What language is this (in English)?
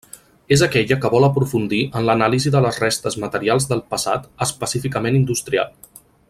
Catalan